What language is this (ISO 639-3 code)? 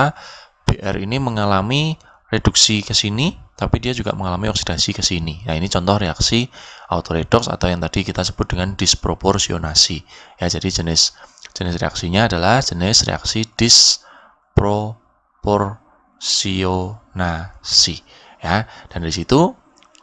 ind